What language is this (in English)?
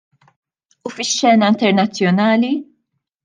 Maltese